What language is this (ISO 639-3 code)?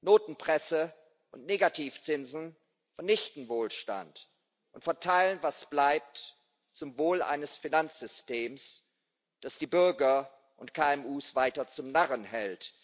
deu